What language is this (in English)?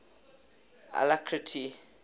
English